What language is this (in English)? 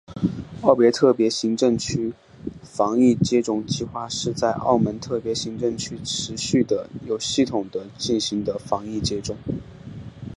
Chinese